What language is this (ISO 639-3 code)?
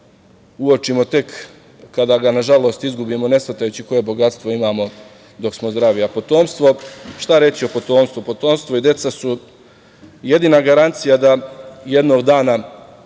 srp